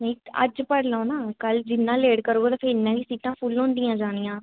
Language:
Dogri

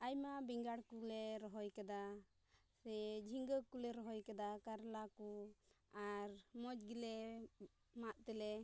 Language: Santali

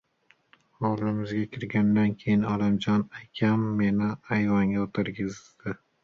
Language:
Uzbek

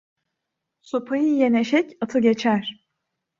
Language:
Turkish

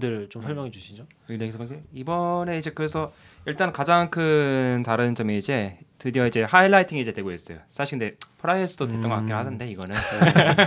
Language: Korean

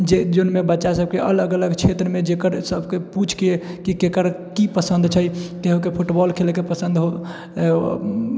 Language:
Maithili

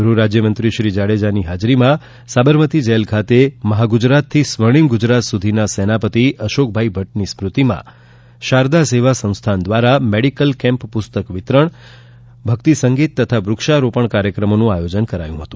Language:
Gujarati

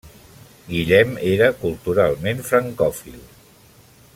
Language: Catalan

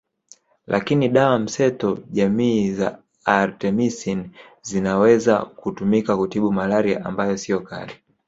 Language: Swahili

